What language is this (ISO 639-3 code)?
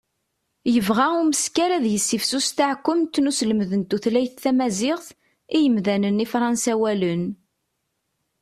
kab